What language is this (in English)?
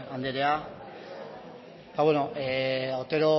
Basque